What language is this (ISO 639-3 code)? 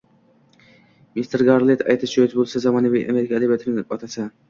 uzb